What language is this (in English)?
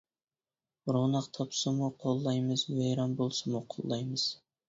Uyghur